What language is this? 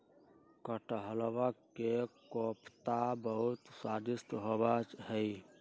Magahi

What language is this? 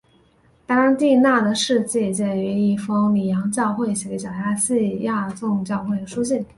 Chinese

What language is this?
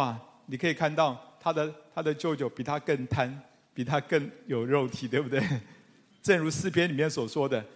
Chinese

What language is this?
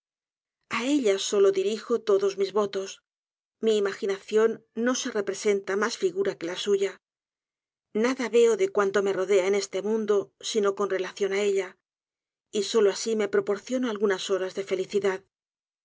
Spanish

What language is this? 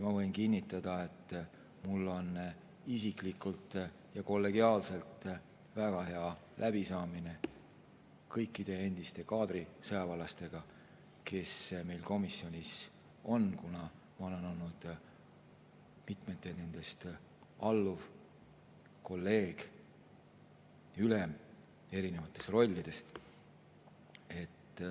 Estonian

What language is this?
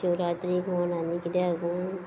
Konkani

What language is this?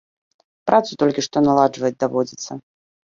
Belarusian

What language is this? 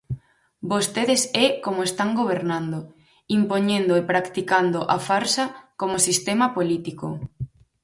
Galician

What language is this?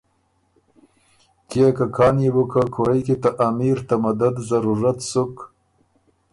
Ormuri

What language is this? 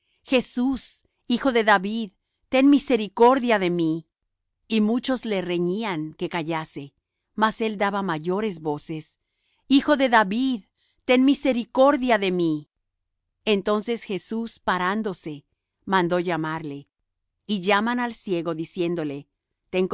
Spanish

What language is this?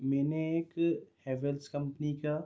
Urdu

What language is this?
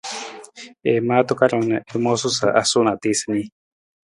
Nawdm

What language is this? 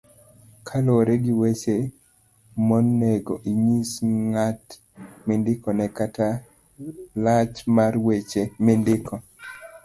Luo (Kenya and Tanzania)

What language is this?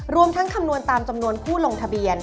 Thai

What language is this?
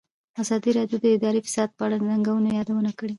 Pashto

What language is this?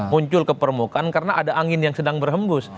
Indonesian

